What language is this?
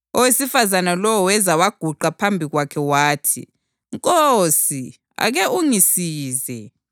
North Ndebele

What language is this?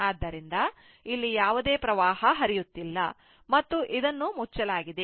Kannada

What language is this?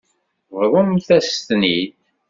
Kabyle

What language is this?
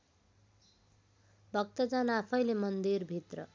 Nepali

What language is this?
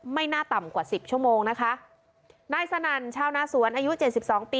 Thai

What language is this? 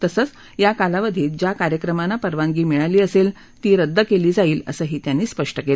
Marathi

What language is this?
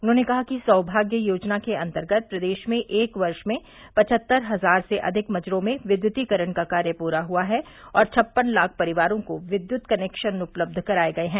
Hindi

